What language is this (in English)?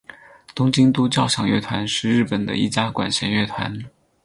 Chinese